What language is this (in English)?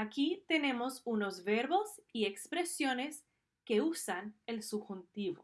Spanish